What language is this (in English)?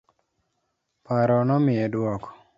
Luo (Kenya and Tanzania)